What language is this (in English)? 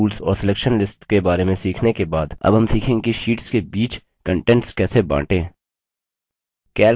Hindi